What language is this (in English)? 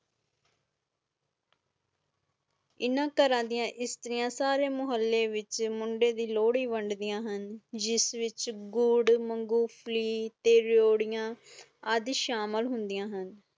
Punjabi